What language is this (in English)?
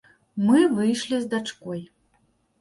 Belarusian